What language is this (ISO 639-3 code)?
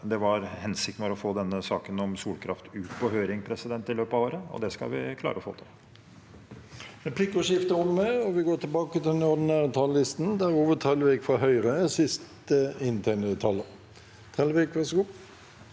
nor